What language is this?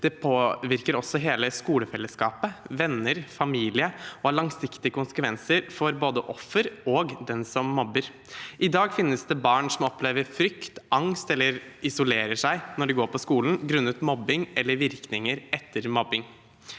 Norwegian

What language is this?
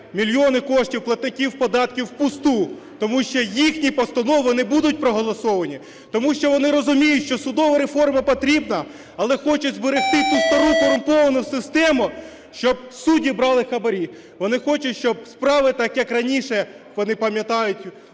Ukrainian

